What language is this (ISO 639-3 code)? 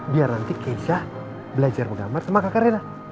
ind